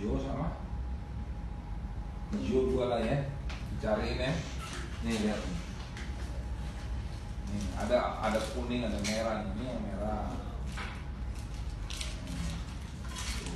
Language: Indonesian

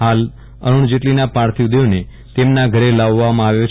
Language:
Gujarati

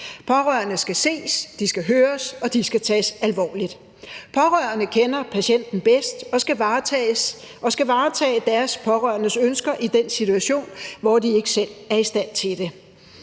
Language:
Danish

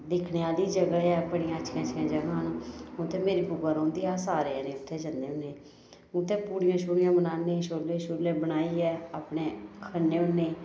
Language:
Dogri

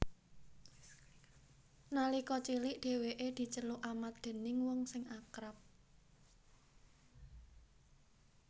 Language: Javanese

